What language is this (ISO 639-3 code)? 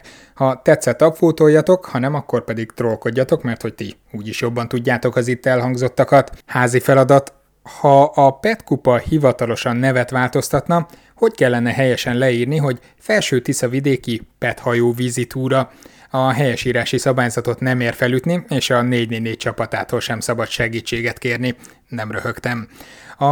hun